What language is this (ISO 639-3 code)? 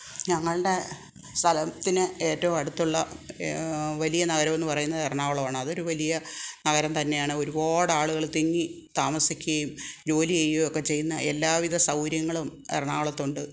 mal